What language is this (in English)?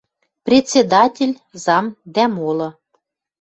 Western Mari